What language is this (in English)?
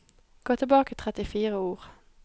Norwegian